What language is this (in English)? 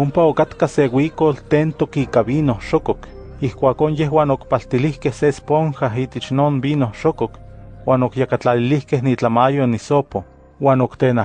Spanish